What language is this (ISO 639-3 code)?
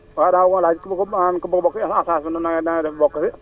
wol